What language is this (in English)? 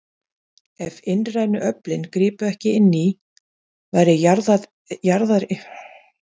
Icelandic